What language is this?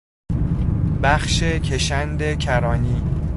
Persian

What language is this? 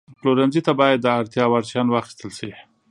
Pashto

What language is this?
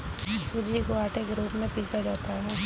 Hindi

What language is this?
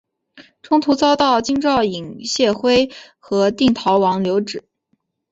Chinese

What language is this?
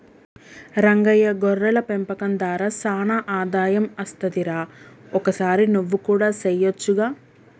Telugu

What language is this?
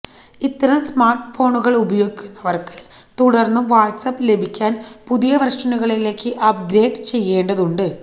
Malayalam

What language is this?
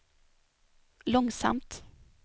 Swedish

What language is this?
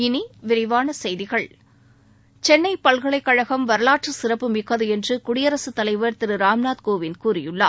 Tamil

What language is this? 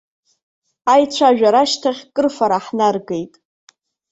Abkhazian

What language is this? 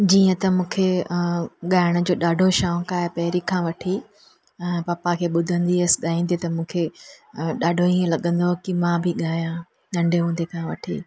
Sindhi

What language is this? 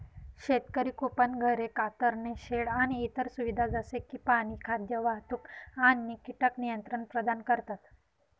Marathi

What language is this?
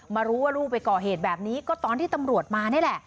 Thai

